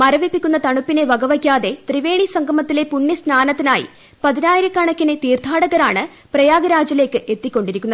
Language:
Malayalam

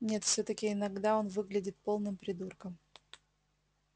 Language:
Russian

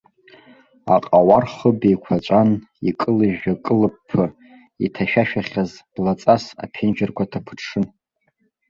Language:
Abkhazian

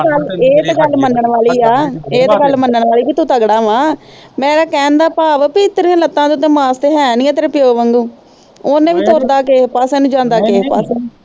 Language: Punjabi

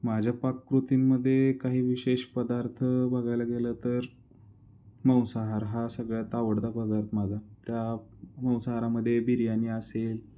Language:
Marathi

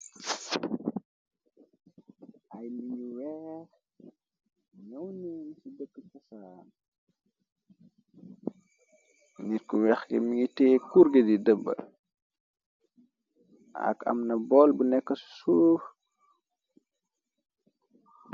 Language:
Wolof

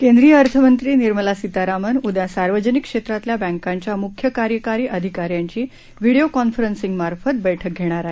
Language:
Marathi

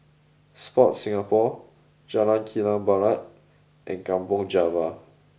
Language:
English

